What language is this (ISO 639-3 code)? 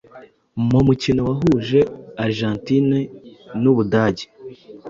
kin